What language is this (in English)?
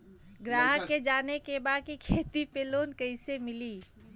Bhojpuri